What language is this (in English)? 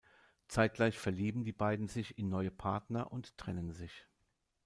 German